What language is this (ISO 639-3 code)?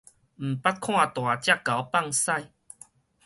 nan